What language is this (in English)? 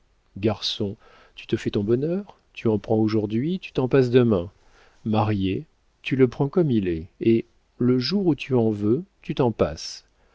French